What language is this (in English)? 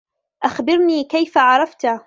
Arabic